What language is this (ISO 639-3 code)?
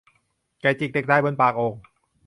tha